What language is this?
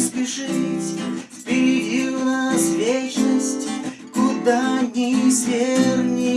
Russian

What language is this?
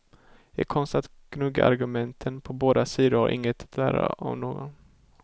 Swedish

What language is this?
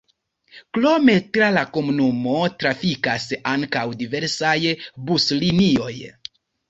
Esperanto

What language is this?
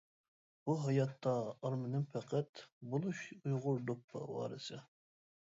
Uyghur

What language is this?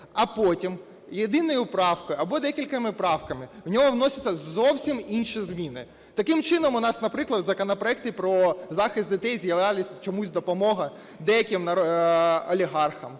Ukrainian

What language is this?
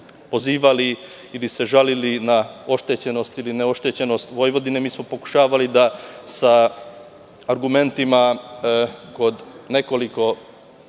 Serbian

